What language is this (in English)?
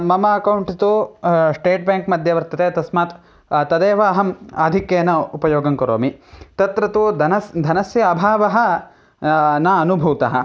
Sanskrit